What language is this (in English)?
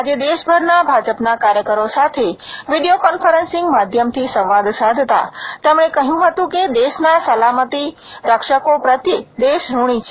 Gujarati